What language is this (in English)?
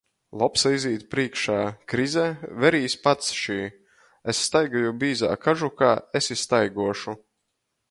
Latgalian